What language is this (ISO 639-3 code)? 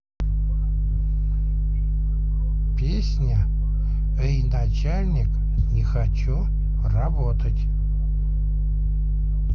rus